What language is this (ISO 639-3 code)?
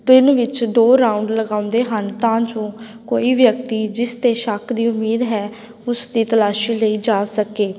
pan